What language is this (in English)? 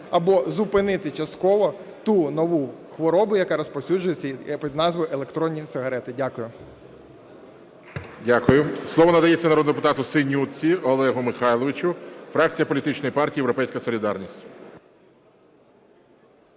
Ukrainian